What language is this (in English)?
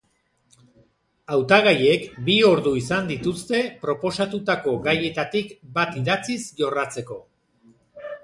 Basque